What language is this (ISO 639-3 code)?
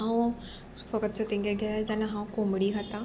kok